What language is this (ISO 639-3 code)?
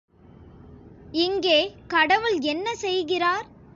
tam